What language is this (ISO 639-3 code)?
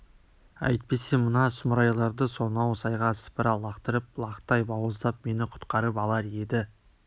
kaz